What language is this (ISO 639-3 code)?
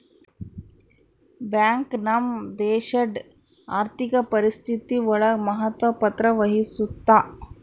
kan